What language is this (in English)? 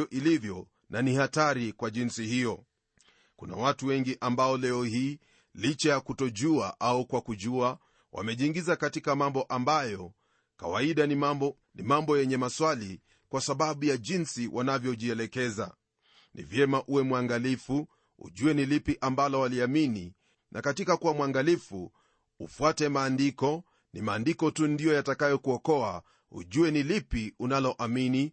Swahili